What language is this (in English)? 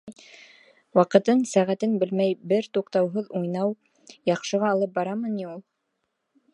Bashkir